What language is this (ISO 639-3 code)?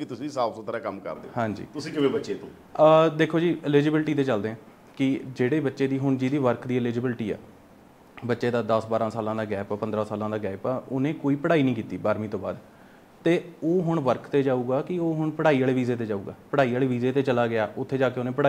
pan